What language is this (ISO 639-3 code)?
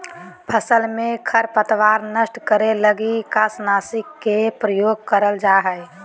mag